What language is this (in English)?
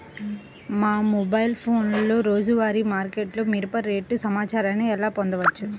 Telugu